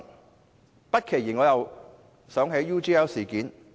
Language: Cantonese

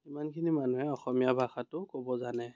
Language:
Assamese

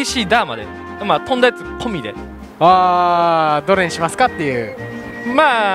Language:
Japanese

